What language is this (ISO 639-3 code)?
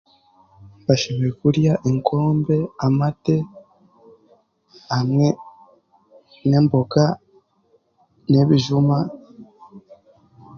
cgg